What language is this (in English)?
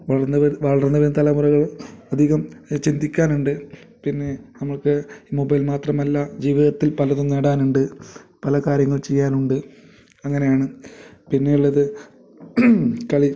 Malayalam